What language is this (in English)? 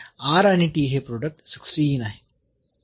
Marathi